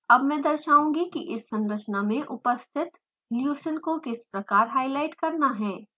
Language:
Hindi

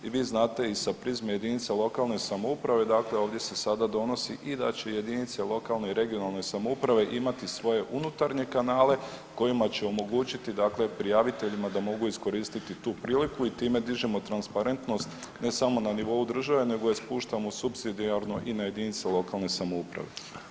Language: Croatian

